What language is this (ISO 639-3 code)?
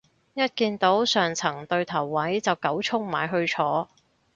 yue